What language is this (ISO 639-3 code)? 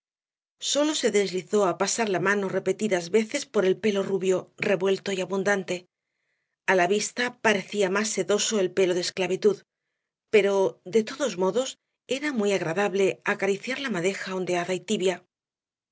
spa